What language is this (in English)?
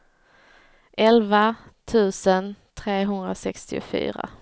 Swedish